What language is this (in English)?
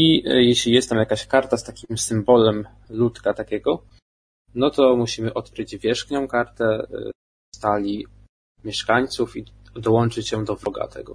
Polish